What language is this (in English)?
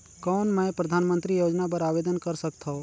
Chhattisgarhi